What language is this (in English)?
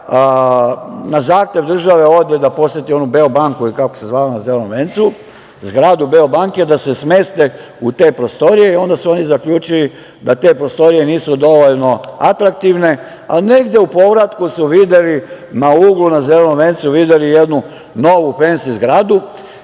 Serbian